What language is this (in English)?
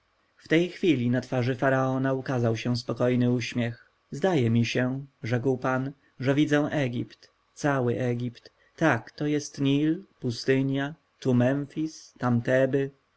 Polish